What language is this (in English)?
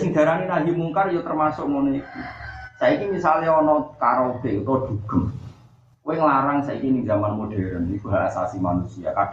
Indonesian